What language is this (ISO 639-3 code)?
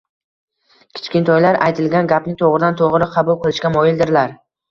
uzb